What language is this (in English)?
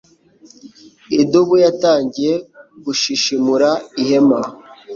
Kinyarwanda